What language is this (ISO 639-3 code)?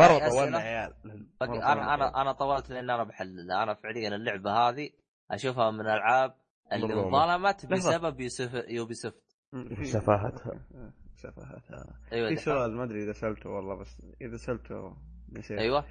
ara